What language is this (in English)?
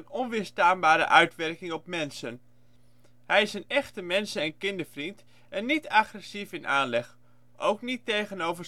Dutch